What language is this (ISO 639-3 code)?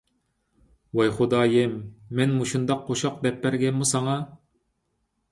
uig